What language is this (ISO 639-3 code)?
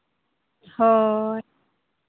sat